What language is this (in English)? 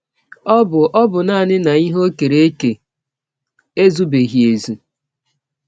Igbo